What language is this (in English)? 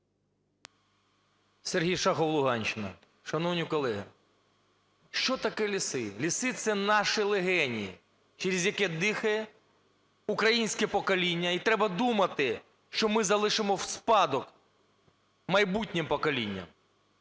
Ukrainian